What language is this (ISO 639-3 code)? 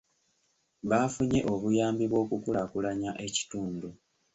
lug